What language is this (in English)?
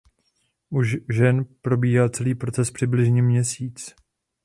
Czech